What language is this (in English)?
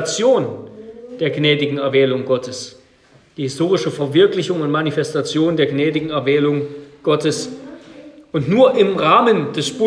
German